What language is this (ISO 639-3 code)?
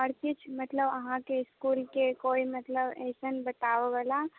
mai